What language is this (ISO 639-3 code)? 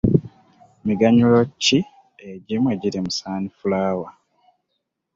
lug